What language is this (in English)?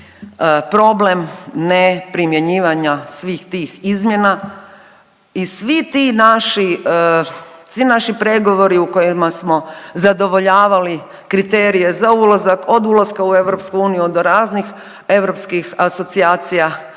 Croatian